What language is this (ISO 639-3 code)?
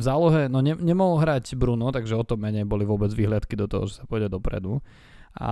slk